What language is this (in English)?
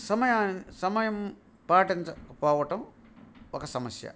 Telugu